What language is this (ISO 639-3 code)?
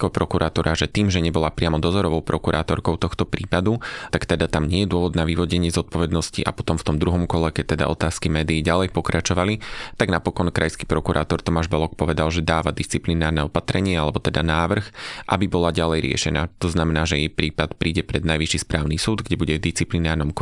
slk